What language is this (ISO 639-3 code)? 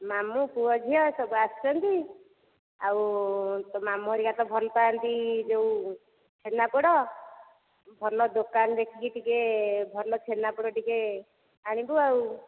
ori